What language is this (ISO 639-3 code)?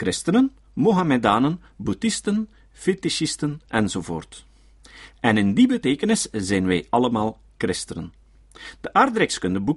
nld